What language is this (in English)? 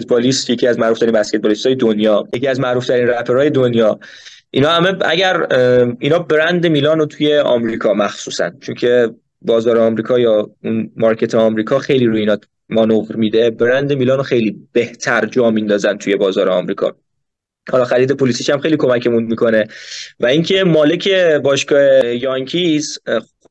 Persian